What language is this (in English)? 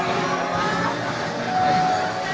Indonesian